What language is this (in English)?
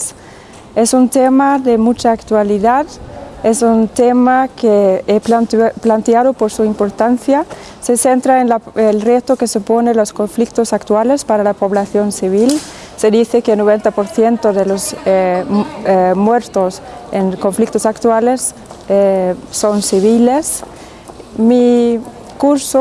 Spanish